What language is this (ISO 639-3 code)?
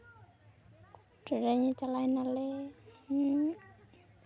sat